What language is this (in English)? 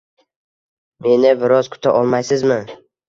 Uzbek